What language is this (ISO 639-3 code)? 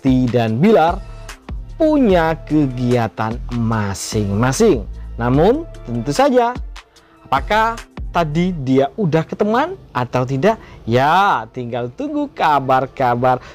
ind